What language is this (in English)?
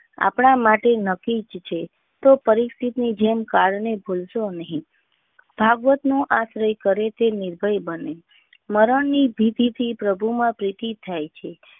Gujarati